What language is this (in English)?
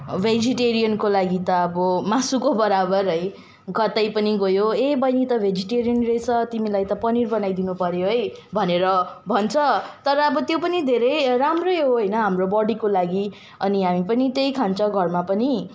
Nepali